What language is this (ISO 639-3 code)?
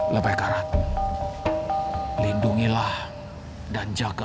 ind